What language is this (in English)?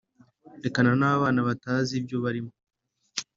Kinyarwanda